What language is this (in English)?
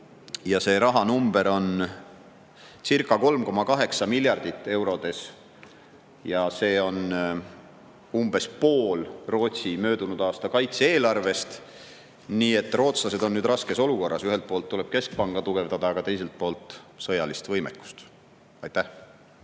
Estonian